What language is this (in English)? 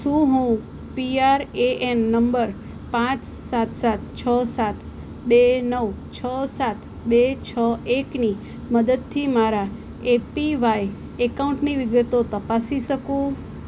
Gujarati